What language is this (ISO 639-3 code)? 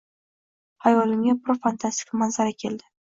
uzb